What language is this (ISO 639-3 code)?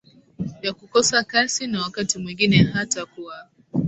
swa